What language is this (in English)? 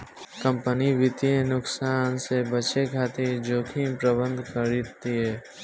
Bhojpuri